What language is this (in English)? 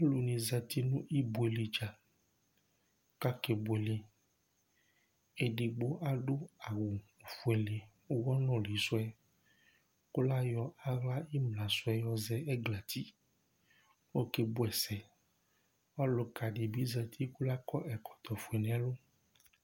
Ikposo